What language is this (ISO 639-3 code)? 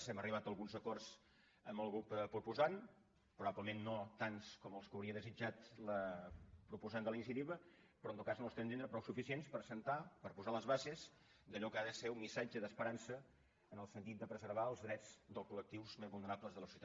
cat